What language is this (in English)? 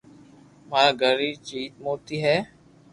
Loarki